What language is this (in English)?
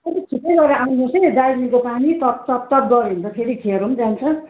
Nepali